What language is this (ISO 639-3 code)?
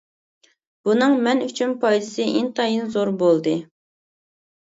uig